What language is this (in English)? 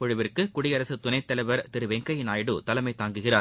Tamil